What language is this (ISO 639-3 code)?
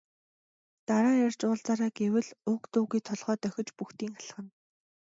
mon